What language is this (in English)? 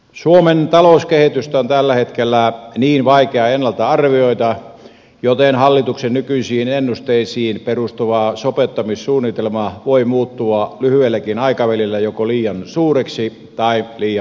Finnish